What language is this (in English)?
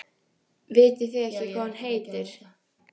Icelandic